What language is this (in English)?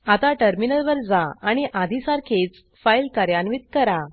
Marathi